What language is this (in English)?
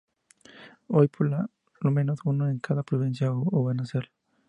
Spanish